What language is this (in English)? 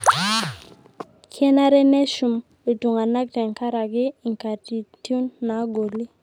Masai